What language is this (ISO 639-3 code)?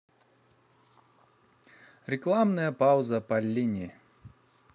rus